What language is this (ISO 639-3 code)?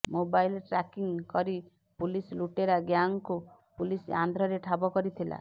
ori